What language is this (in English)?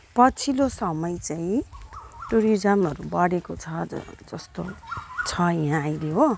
Nepali